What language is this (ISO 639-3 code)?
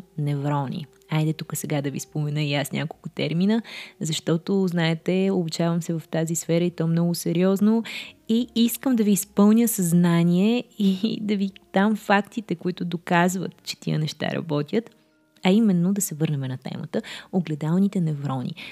bul